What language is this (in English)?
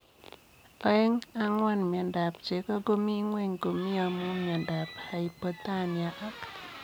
Kalenjin